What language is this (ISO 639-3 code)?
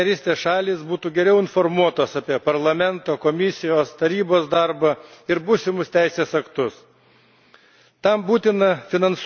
lit